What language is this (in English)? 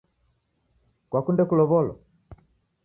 Taita